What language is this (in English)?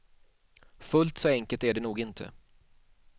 Swedish